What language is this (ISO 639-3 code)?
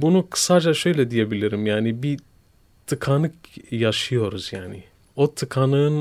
tur